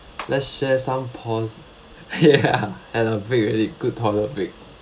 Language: English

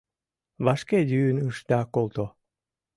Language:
Mari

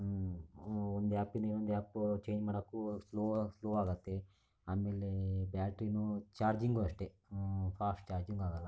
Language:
Kannada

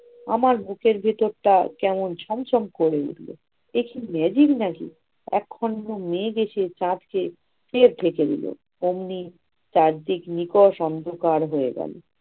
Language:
Bangla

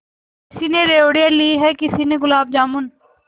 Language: Hindi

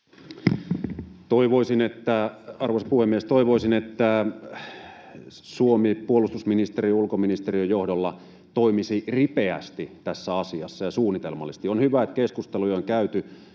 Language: Finnish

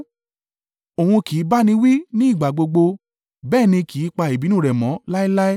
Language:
Yoruba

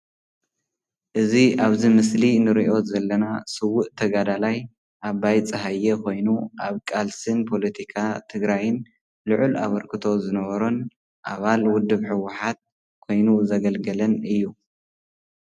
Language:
Tigrinya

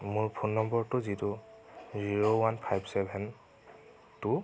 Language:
Assamese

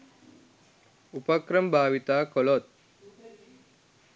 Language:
Sinhala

